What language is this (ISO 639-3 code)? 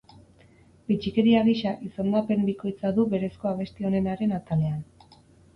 eus